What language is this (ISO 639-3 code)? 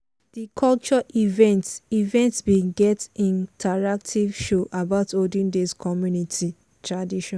pcm